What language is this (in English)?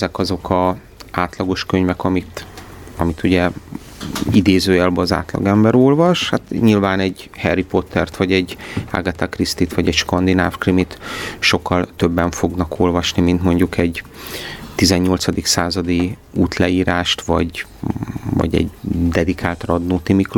Hungarian